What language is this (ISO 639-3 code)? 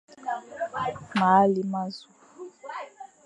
fan